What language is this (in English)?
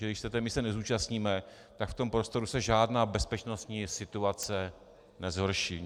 Czech